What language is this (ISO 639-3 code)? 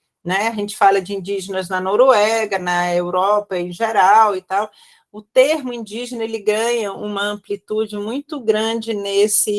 por